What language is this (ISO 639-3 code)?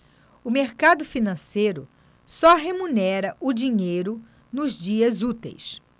por